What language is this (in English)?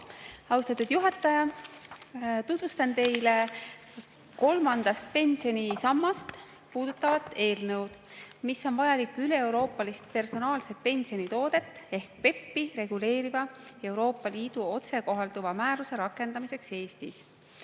Estonian